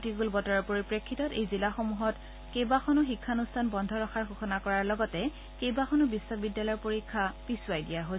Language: Assamese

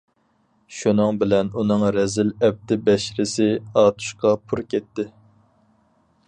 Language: Uyghur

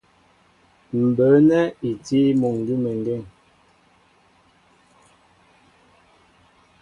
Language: Mbo (Cameroon)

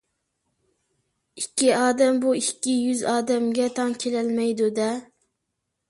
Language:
Uyghur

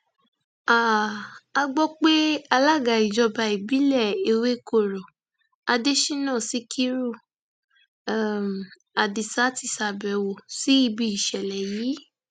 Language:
Yoruba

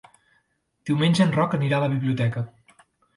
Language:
Catalan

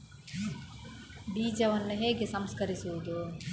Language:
Kannada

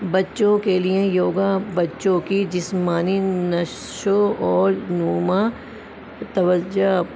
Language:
Urdu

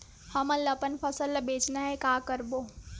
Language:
Chhattisgarhi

